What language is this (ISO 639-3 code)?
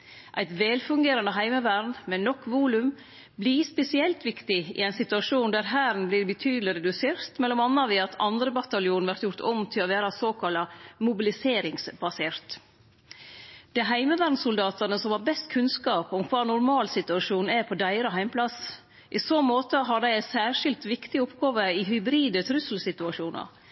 nno